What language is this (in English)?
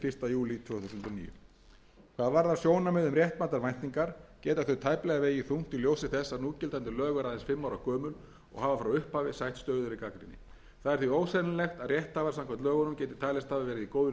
Icelandic